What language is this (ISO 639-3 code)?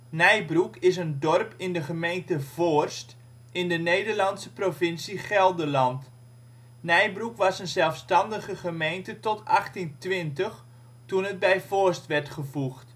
nld